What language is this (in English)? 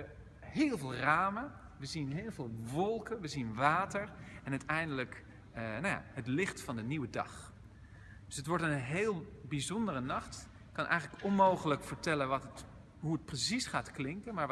Dutch